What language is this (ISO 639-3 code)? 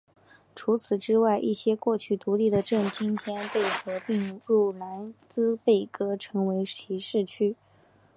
zho